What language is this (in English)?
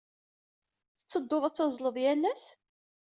Kabyle